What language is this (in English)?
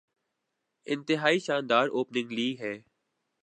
Urdu